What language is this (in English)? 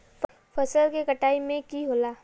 Magahi